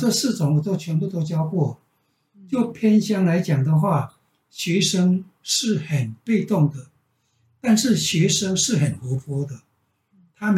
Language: Chinese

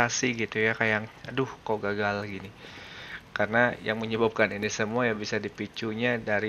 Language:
Indonesian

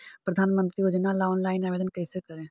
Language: Magahi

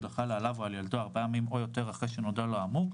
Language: Hebrew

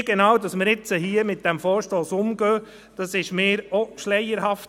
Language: Swiss German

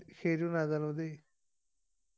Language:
Assamese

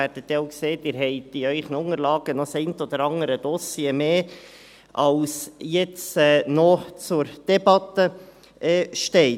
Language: Swiss German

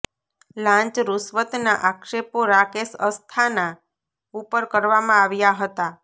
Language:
Gujarati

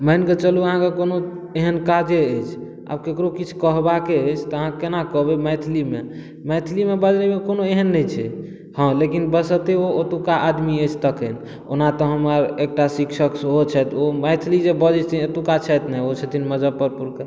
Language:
Maithili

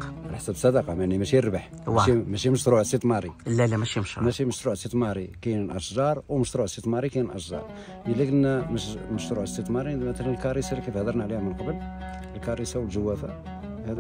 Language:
Arabic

